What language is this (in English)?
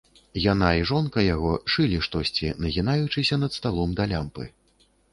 Belarusian